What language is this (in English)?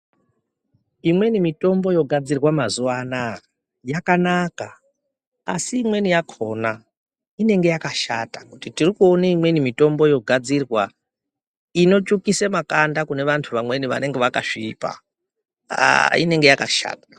Ndau